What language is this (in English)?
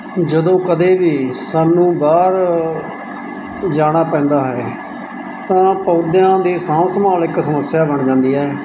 Punjabi